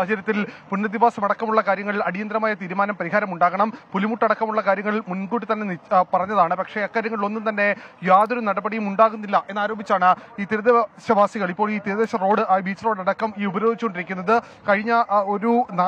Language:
Malayalam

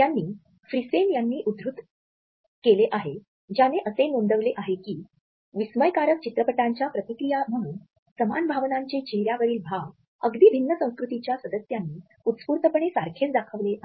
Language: Marathi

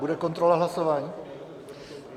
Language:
Czech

